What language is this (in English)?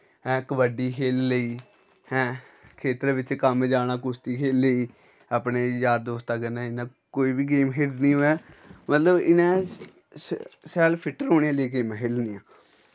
Dogri